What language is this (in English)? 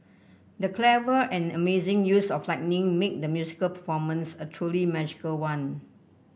English